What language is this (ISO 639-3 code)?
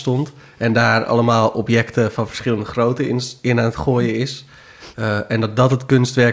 nld